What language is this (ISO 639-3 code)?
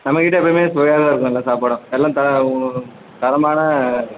tam